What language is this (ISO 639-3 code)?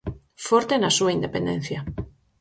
glg